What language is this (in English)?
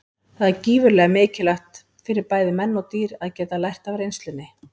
Icelandic